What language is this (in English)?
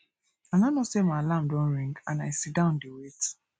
Nigerian Pidgin